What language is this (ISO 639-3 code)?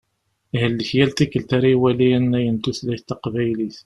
kab